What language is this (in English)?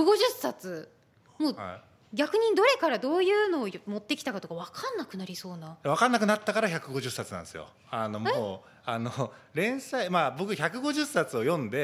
Japanese